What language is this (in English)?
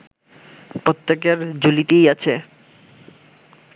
Bangla